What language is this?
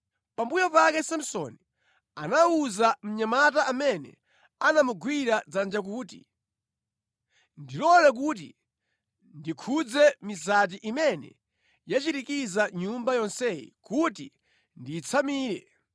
Nyanja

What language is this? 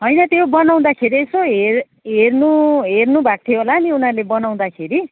Nepali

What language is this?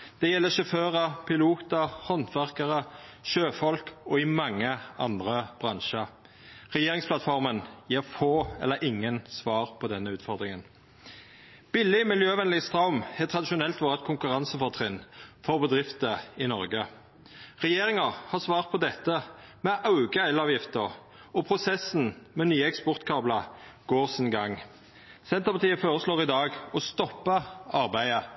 Norwegian Nynorsk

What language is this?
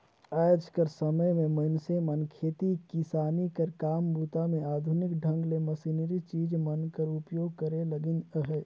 Chhattisgarhi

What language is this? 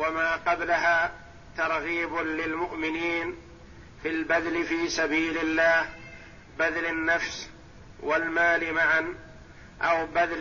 Arabic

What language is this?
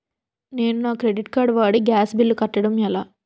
Telugu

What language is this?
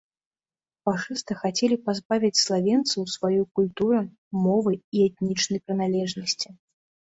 Belarusian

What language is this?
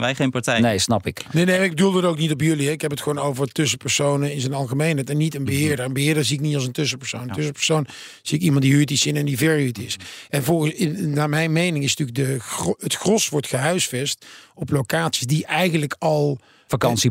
Dutch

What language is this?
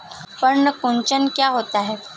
Hindi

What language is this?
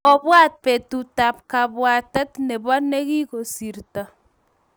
Kalenjin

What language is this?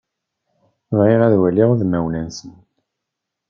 Kabyle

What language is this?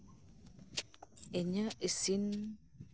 Santali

